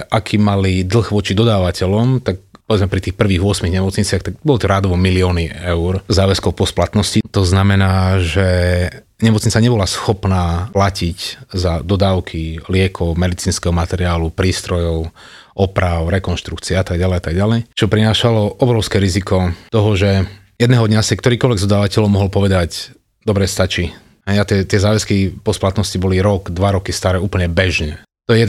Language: Slovak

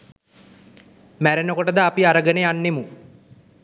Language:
Sinhala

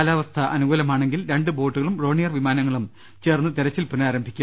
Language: Malayalam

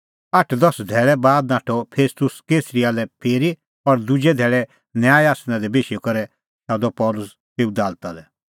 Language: Kullu Pahari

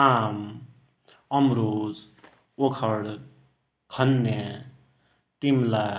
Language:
Dotyali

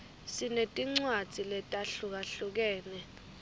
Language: Swati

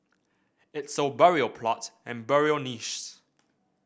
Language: English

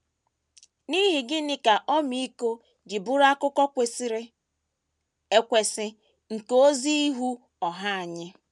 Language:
Igbo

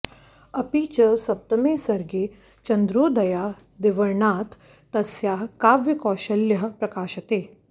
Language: Sanskrit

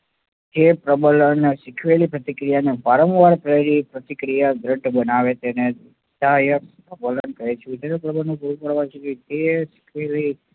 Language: Gujarati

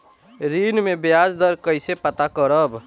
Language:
Bhojpuri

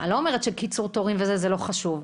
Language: Hebrew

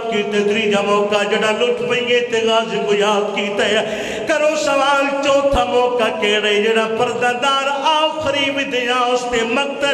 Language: Arabic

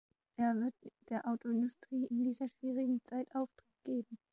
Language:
German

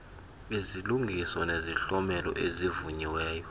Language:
Xhosa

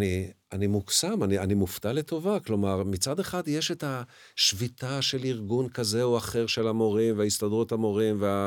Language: Hebrew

